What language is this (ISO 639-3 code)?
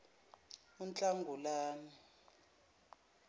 zul